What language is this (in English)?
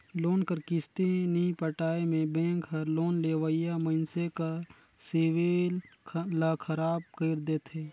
Chhattisgarhi